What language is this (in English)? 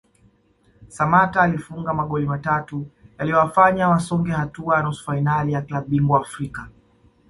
Swahili